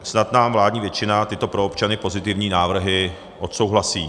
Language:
Czech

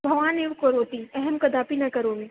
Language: Sanskrit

